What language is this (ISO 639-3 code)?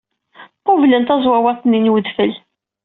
kab